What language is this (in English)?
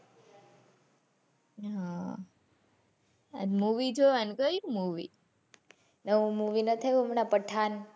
Gujarati